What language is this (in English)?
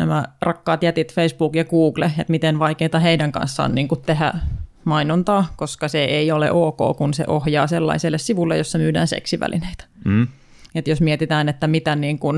Finnish